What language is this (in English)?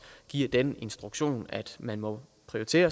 Danish